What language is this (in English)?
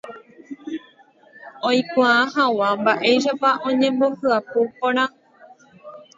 Guarani